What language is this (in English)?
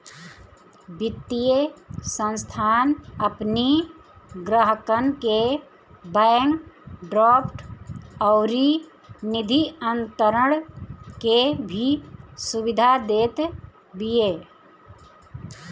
Bhojpuri